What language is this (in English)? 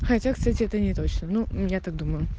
Russian